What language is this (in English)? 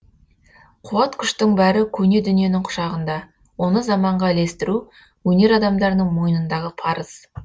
Kazakh